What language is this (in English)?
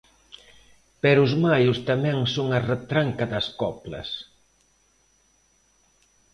Galician